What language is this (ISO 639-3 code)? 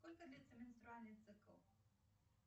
rus